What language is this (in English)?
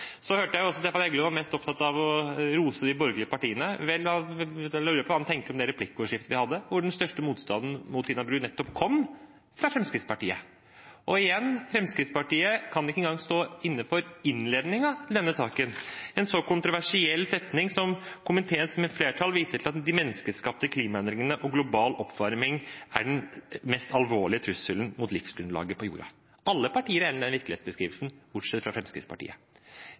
Norwegian Bokmål